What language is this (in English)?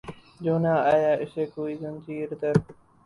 Urdu